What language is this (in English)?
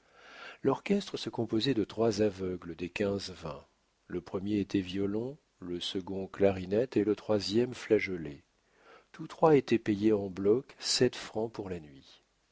French